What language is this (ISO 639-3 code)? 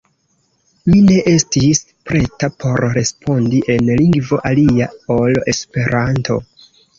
epo